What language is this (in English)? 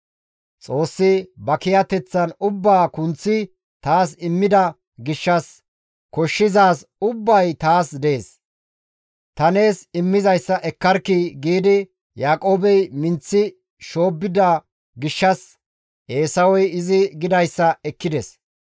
Gamo